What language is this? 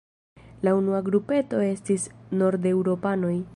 Esperanto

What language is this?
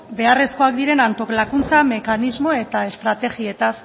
Basque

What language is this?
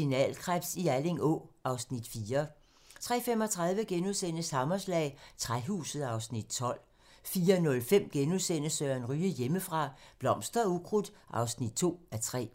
Danish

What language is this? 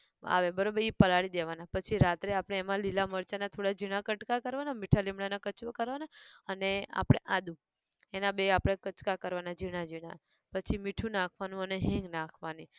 Gujarati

